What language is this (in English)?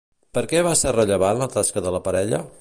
Catalan